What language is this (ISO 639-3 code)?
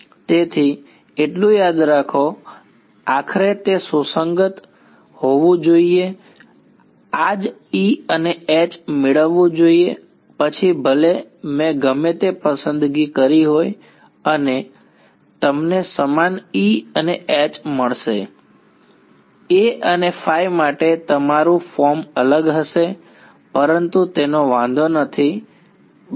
guj